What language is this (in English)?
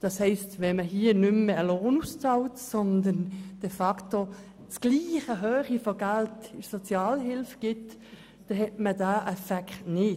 Swiss German